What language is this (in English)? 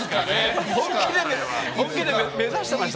Japanese